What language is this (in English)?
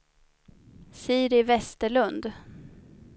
Swedish